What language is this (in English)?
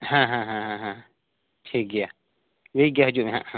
Santali